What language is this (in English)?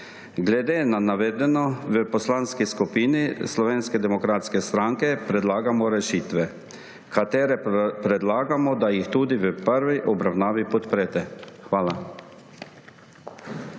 Slovenian